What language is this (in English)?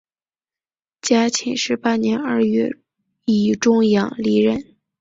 Chinese